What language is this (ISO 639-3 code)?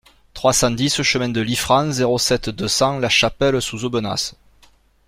fra